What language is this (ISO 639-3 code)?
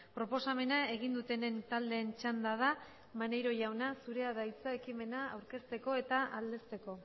eus